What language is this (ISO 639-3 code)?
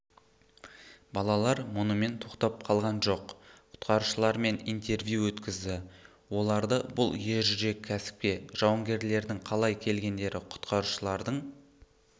kaz